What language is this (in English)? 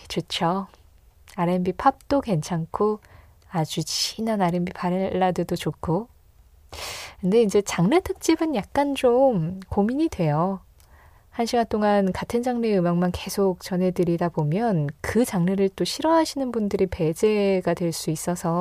Korean